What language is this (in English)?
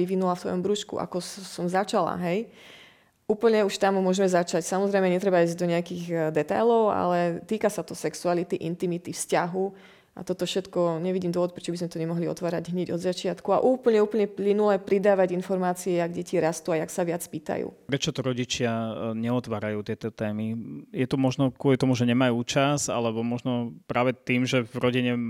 Slovak